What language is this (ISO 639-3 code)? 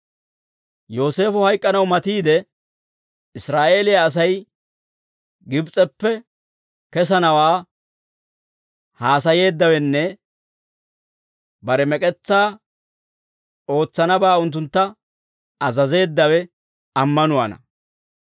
dwr